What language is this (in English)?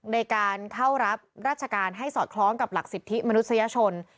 Thai